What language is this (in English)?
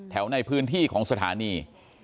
Thai